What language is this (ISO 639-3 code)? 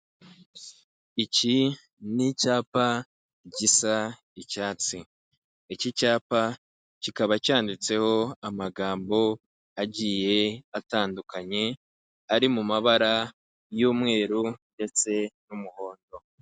kin